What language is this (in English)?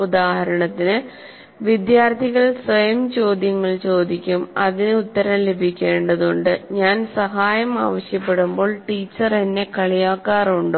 Malayalam